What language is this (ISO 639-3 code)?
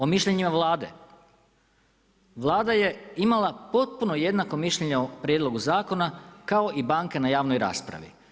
hrv